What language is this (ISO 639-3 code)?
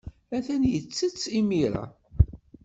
kab